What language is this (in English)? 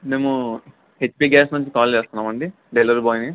Telugu